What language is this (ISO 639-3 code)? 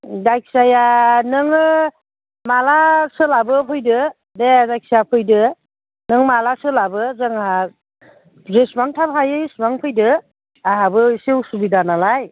brx